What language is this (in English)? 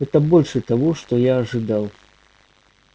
Russian